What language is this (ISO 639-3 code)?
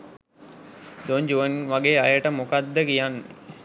sin